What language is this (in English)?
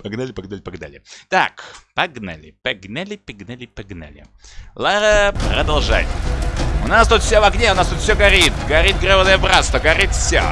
Russian